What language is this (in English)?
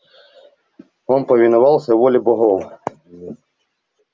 Russian